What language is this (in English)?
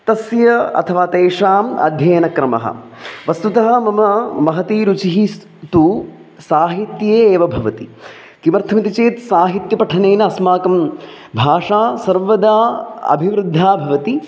Sanskrit